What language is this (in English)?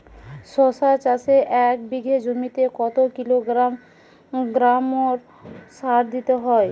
Bangla